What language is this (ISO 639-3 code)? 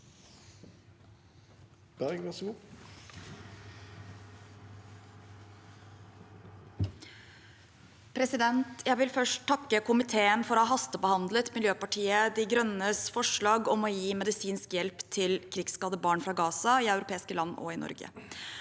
nor